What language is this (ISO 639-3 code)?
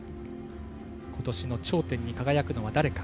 jpn